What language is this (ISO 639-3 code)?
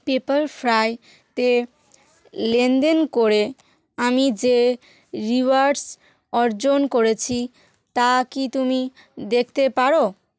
ben